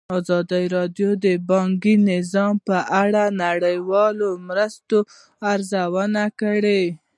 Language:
Pashto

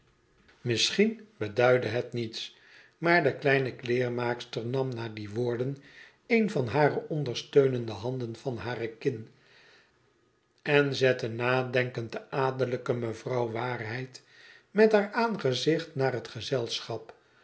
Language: Dutch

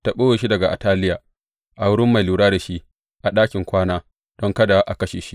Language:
Hausa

